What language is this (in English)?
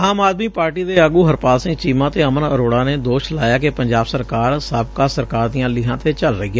Punjabi